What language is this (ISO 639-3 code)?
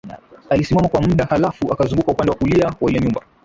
swa